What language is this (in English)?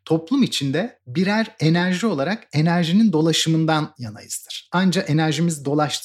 Turkish